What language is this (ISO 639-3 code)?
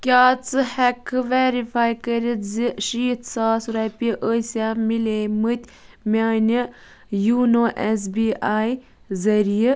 kas